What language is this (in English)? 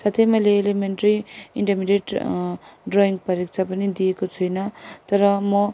Nepali